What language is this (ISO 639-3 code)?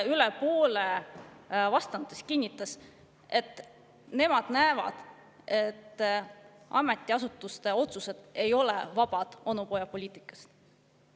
est